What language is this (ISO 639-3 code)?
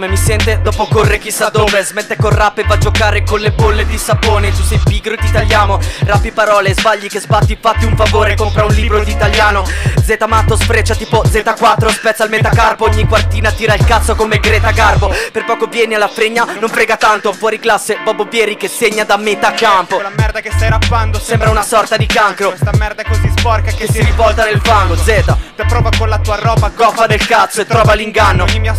ita